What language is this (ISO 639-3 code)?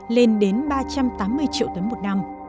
vie